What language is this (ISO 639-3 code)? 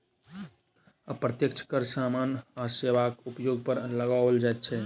mai